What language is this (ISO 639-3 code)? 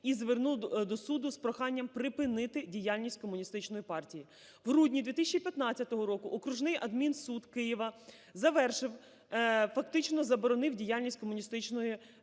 ukr